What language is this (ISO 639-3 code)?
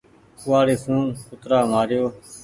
gig